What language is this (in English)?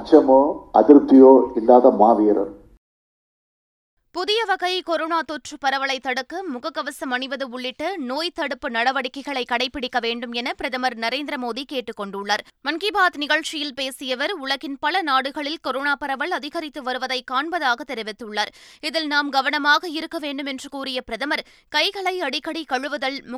Tamil